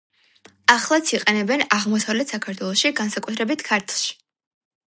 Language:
Georgian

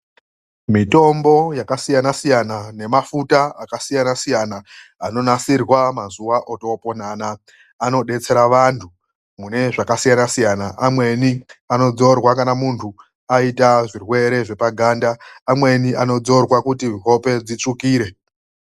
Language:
Ndau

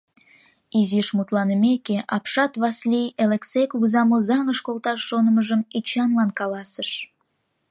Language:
Mari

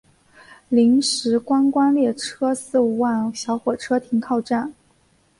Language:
Chinese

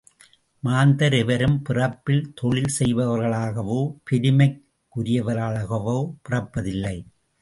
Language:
Tamil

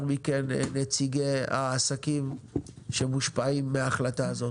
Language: Hebrew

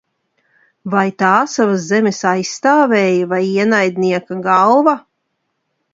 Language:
Latvian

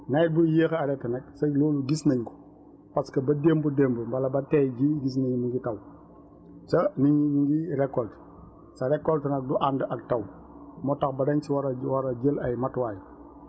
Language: Wolof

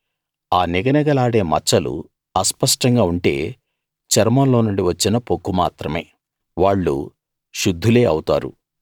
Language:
Telugu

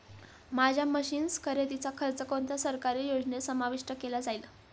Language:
Marathi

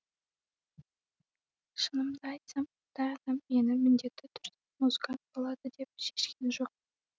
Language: Kazakh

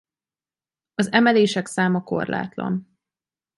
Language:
Hungarian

